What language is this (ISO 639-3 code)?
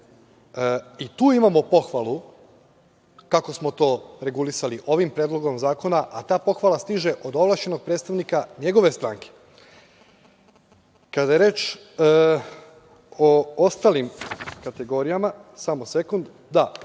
srp